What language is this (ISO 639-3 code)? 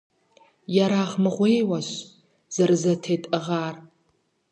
kbd